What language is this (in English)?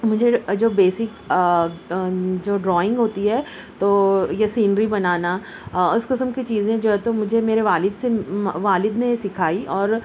Urdu